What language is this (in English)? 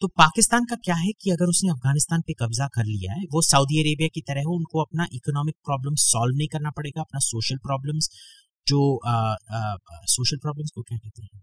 Hindi